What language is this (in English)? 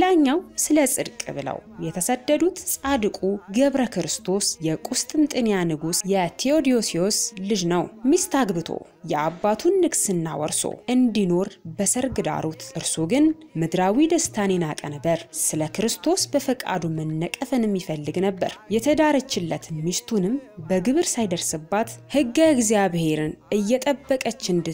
Arabic